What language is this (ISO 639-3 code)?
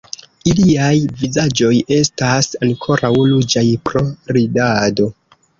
epo